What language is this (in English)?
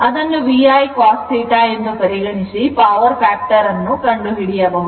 Kannada